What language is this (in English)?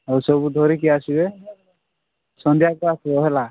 Odia